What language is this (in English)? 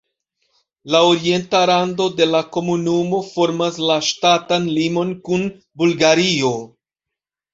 Esperanto